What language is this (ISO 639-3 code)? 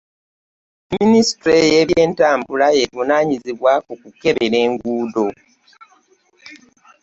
lug